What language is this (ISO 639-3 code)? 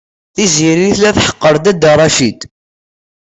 kab